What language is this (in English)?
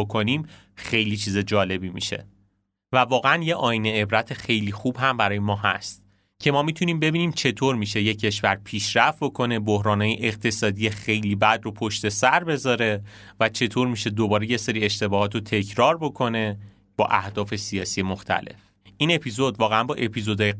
Persian